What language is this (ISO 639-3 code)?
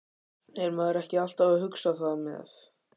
isl